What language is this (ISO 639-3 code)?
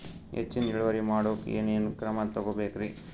kan